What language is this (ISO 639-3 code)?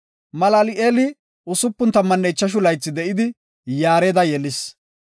gof